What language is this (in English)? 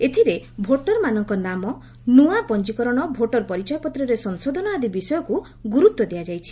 Odia